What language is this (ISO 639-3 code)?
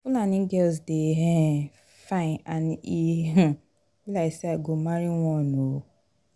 pcm